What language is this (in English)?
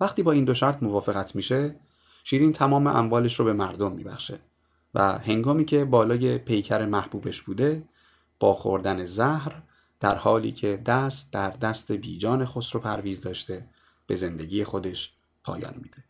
Persian